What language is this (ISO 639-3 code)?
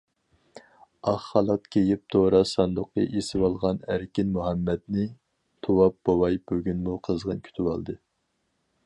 uig